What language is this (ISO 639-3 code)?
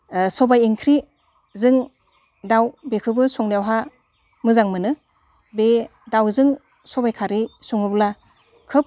brx